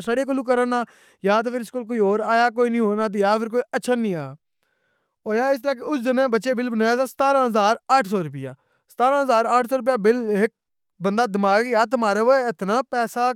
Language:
Pahari-Potwari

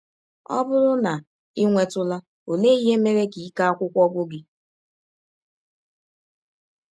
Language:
Igbo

